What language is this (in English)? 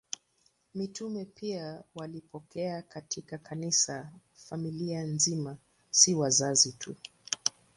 Swahili